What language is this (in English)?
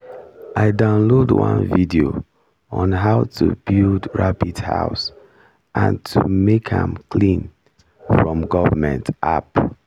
Nigerian Pidgin